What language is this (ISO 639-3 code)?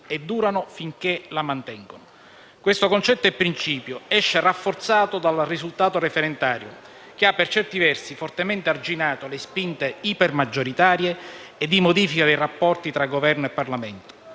ita